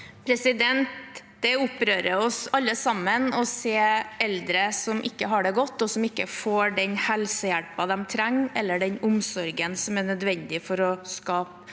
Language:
Norwegian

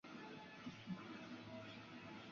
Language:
Chinese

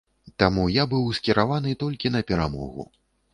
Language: Belarusian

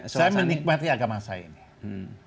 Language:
Indonesian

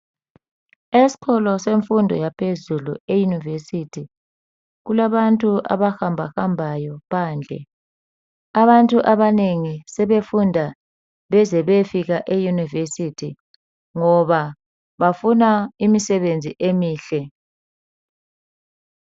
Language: North Ndebele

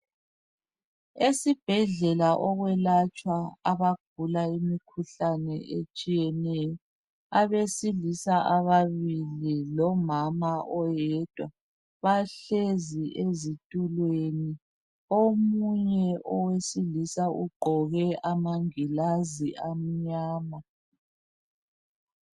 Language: North Ndebele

